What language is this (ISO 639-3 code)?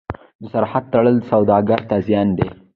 pus